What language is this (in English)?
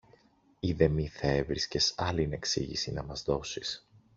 Greek